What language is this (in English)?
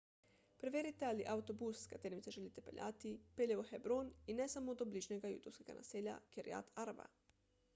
Slovenian